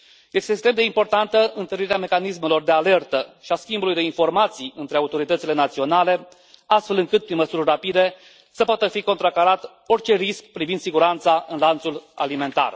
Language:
Romanian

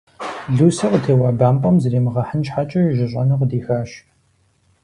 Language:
Kabardian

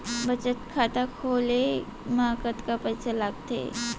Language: Chhattisgarhi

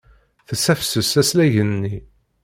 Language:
Kabyle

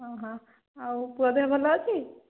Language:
Odia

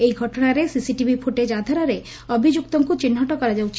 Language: Odia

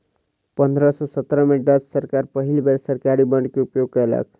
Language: Maithili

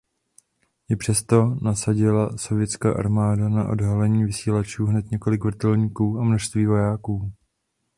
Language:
Czech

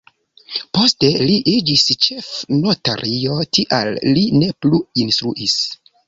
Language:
Esperanto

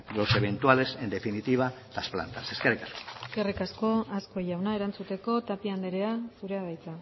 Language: Basque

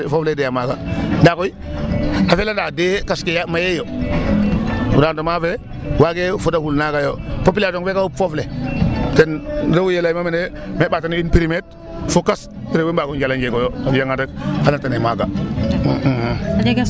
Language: Serer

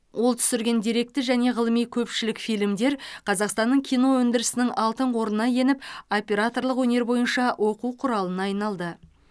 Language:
Kazakh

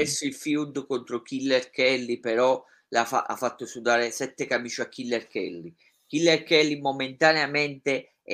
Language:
Italian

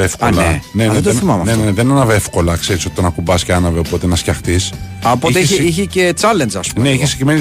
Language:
Greek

